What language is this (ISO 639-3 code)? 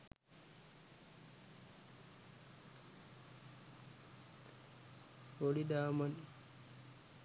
sin